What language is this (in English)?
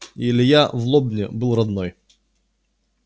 Russian